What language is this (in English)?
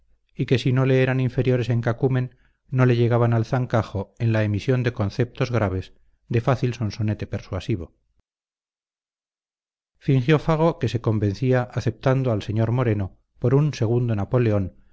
Spanish